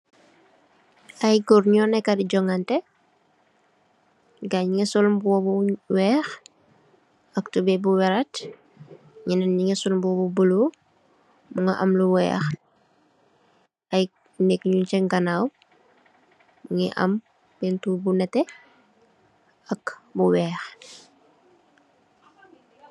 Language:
Wolof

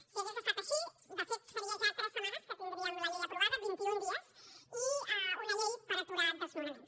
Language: Catalan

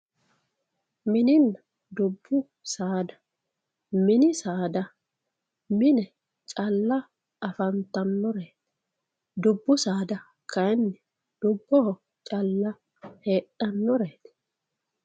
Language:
Sidamo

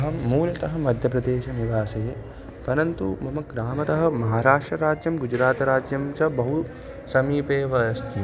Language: Sanskrit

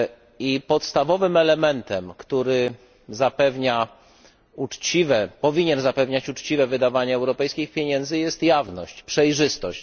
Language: Polish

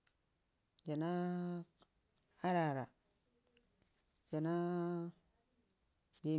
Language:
Ngizim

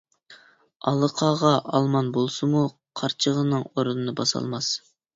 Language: Uyghur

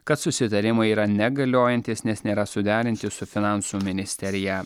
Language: Lithuanian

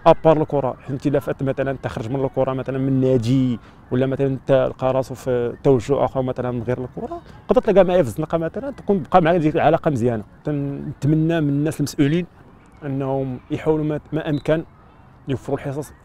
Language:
Arabic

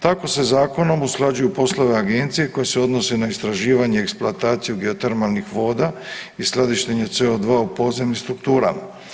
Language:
Croatian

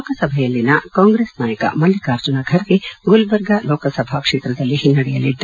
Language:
Kannada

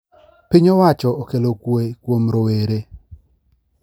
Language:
Luo (Kenya and Tanzania)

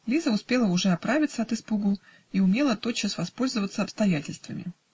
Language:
Russian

